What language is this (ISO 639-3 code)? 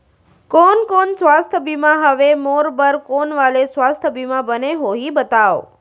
hne